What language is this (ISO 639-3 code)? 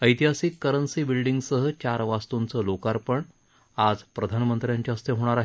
mar